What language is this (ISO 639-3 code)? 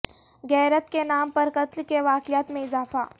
urd